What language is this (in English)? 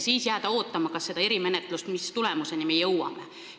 Estonian